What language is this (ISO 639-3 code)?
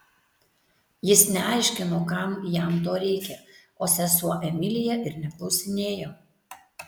lit